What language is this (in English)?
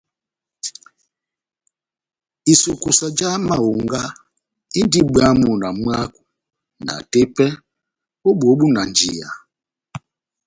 Batanga